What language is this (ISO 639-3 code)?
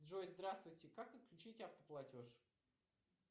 rus